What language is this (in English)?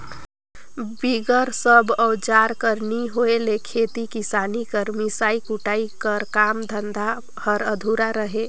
Chhattisgarhi